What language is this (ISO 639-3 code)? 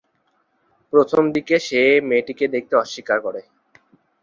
ben